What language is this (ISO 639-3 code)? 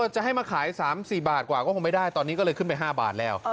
tha